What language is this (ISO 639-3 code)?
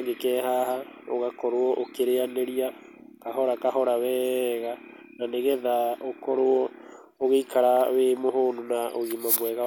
kik